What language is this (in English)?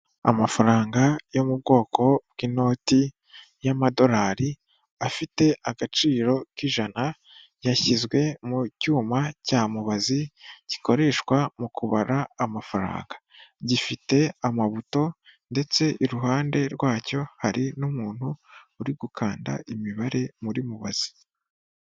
Kinyarwanda